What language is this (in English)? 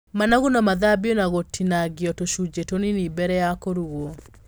Kikuyu